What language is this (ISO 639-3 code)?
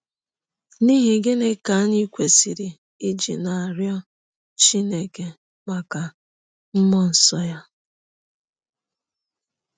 ibo